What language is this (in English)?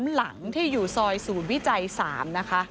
Thai